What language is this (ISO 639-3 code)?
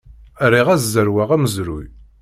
kab